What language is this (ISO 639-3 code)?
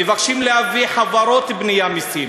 heb